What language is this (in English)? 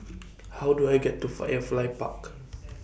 English